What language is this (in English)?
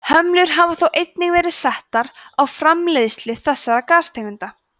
Icelandic